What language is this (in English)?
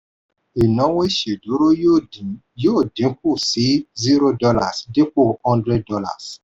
Yoruba